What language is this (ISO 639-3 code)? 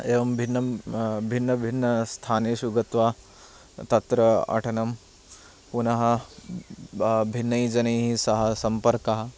san